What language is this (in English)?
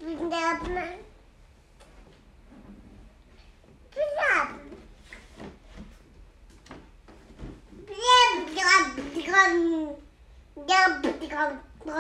Chinese